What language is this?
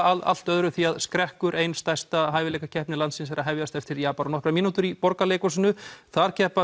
Icelandic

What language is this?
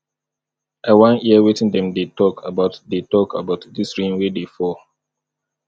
Nigerian Pidgin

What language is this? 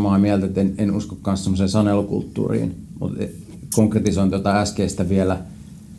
Finnish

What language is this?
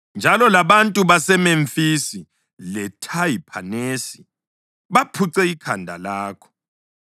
North Ndebele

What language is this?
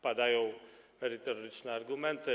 Polish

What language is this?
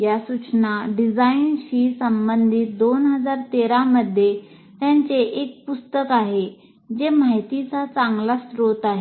Marathi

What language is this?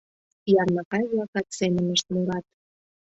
Mari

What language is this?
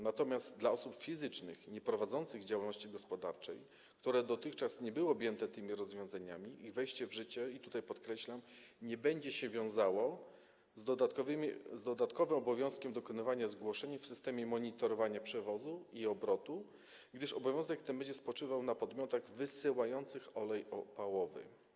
Polish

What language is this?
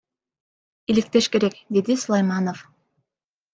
Kyrgyz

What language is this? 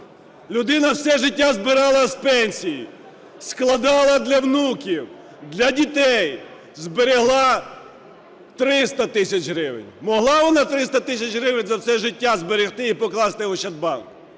Ukrainian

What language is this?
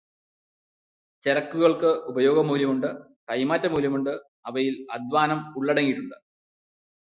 Malayalam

